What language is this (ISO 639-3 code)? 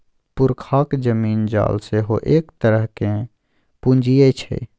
mai